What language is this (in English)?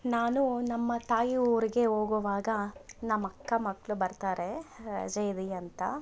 Kannada